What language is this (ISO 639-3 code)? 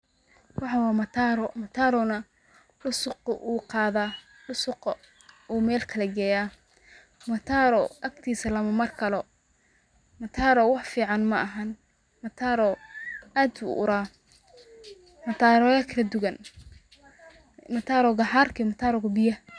som